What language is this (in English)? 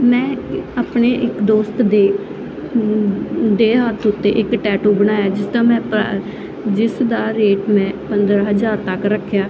Punjabi